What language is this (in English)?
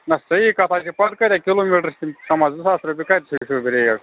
Kashmiri